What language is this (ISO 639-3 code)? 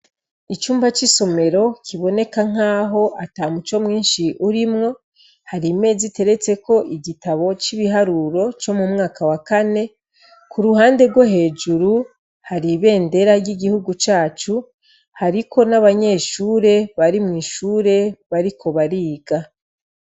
run